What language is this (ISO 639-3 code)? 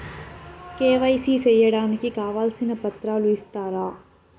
tel